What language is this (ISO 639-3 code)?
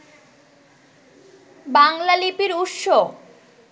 ben